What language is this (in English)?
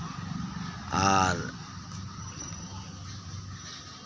Santali